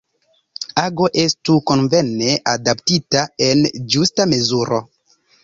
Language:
Esperanto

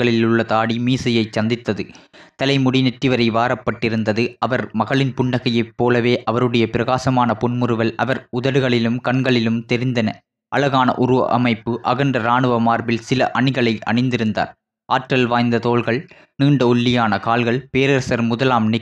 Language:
Tamil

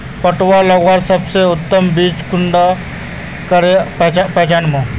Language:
Magahi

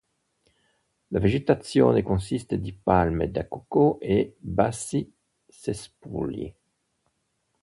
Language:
Italian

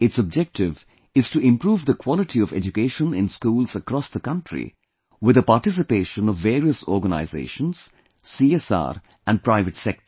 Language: English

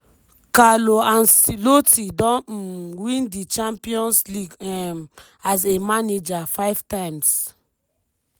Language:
Nigerian Pidgin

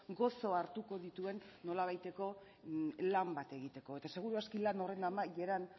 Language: Basque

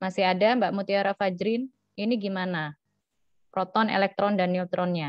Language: Indonesian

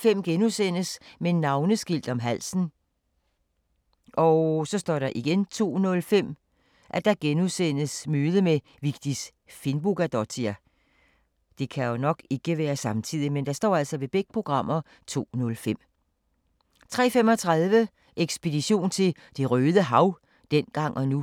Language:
Danish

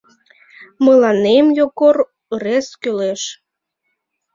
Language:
Mari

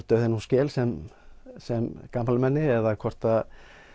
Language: Icelandic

